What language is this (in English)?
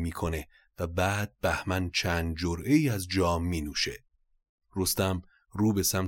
Persian